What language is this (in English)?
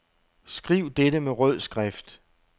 Danish